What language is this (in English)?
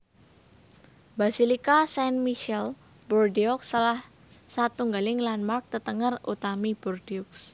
Javanese